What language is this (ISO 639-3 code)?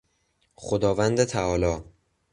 fas